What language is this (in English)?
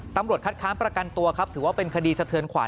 Thai